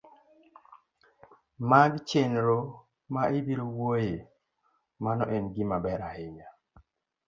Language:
Luo (Kenya and Tanzania)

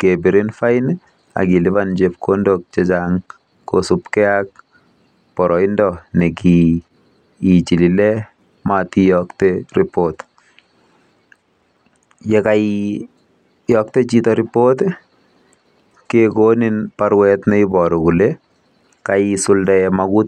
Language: Kalenjin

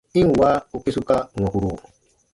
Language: Baatonum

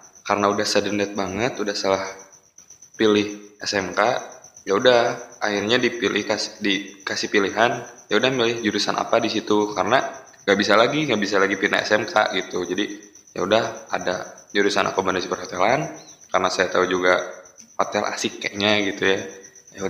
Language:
Indonesian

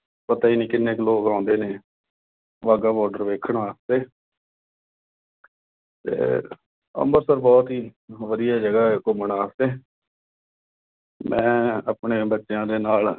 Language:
Punjabi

